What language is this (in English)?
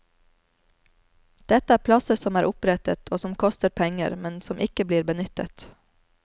Norwegian